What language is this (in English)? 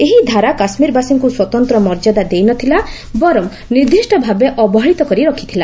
Odia